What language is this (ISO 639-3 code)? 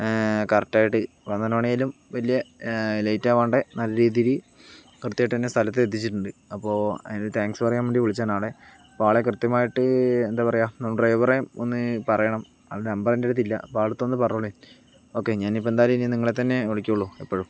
mal